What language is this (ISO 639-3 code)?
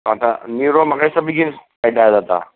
kok